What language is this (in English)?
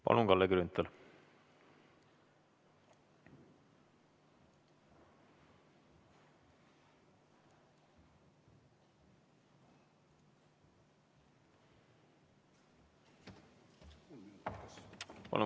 Estonian